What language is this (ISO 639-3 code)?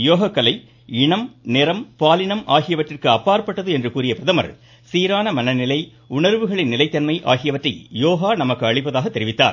tam